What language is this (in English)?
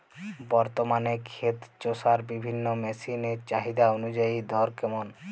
Bangla